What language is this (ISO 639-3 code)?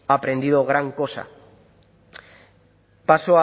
spa